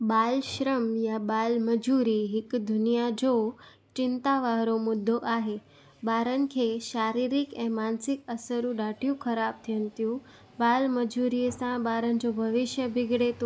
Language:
Sindhi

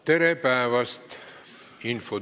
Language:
Estonian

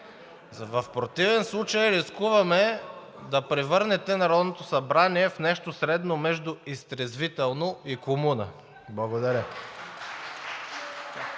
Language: Bulgarian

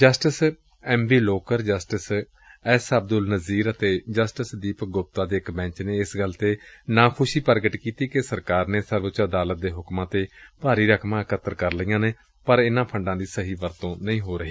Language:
Punjabi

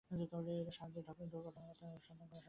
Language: Bangla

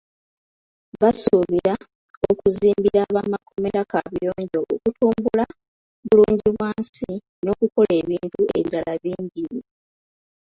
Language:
Ganda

